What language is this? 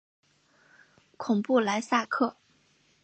Chinese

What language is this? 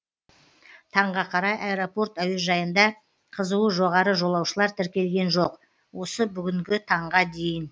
Kazakh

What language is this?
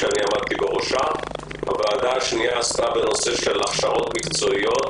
Hebrew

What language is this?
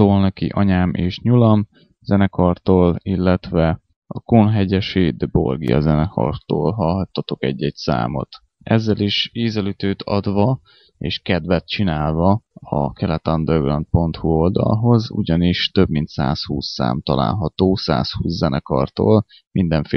Hungarian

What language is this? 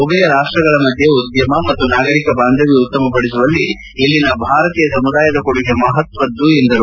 Kannada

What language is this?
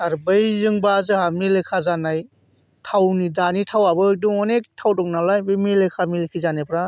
Bodo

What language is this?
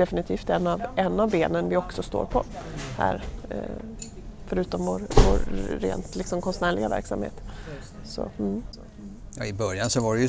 Swedish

